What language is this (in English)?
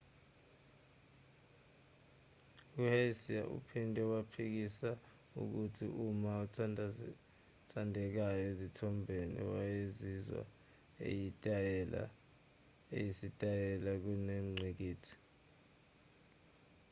Zulu